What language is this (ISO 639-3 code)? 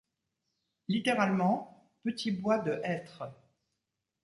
fra